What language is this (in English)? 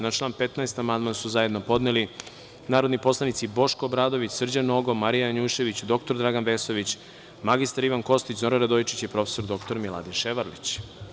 Serbian